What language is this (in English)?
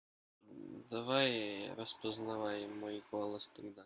Russian